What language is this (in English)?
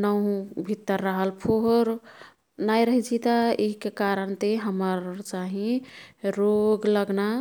Kathoriya Tharu